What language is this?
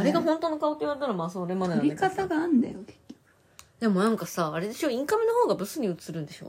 Japanese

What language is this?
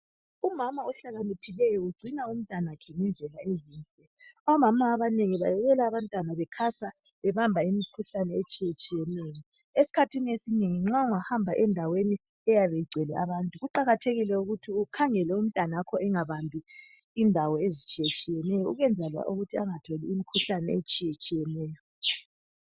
North Ndebele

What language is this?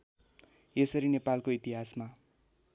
Nepali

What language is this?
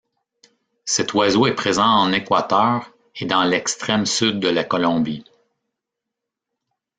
French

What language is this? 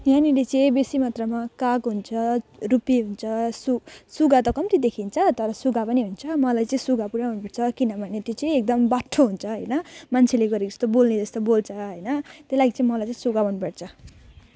Nepali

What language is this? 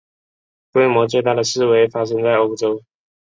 Chinese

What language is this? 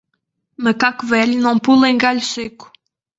Portuguese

